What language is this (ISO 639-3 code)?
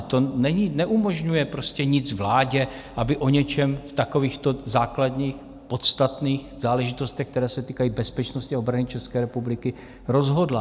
ces